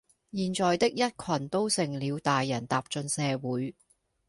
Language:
Cantonese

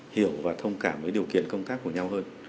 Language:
Vietnamese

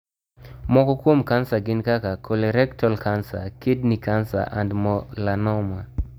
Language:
Luo (Kenya and Tanzania)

